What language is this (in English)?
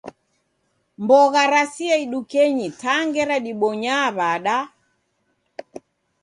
Taita